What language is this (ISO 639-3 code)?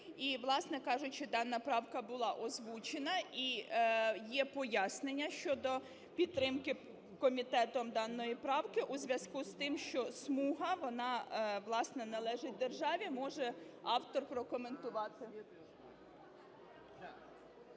ukr